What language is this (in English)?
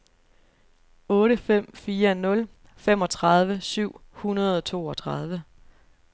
Danish